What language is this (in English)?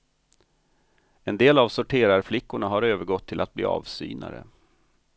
Swedish